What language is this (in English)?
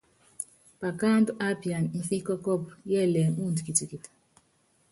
Yangben